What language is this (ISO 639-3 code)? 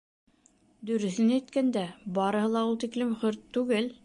bak